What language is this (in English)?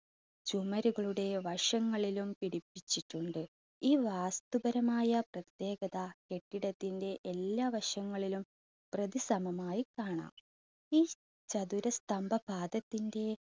Malayalam